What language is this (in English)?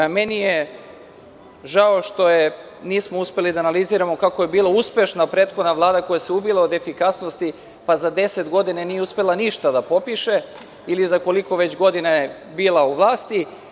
Serbian